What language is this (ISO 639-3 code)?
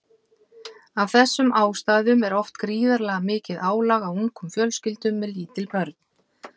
isl